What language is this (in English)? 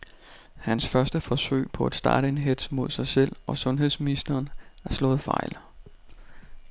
Danish